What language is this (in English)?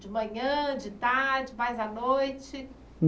Portuguese